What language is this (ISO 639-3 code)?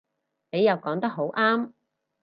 yue